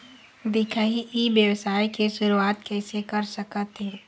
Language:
Chhattisgarhi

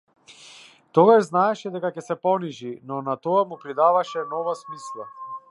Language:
Macedonian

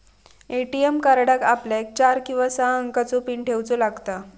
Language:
Marathi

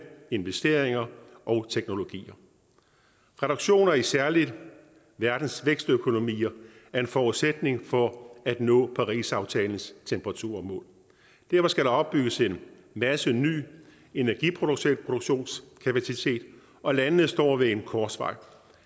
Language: Danish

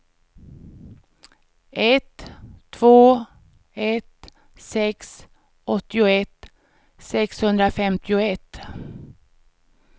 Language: Swedish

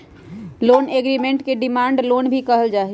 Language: Magahi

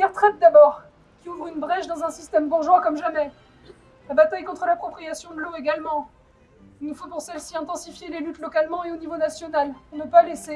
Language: French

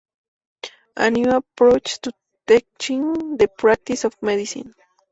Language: Spanish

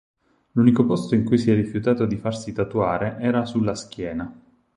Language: Italian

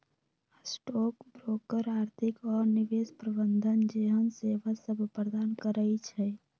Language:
Magahi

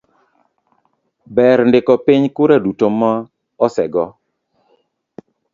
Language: Luo (Kenya and Tanzania)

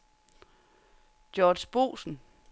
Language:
Danish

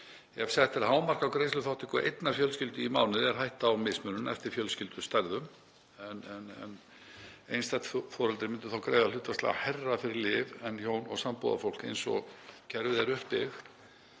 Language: Icelandic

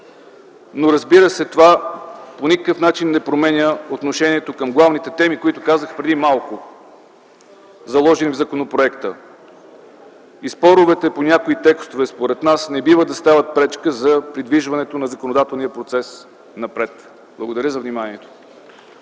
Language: Bulgarian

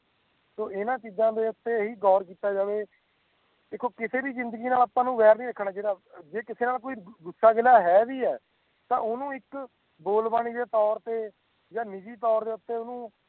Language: Punjabi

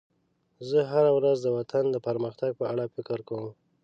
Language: Pashto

